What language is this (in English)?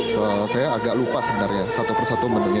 Indonesian